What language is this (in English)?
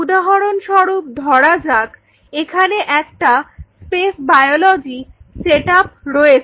Bangla